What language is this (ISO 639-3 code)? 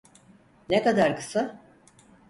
tur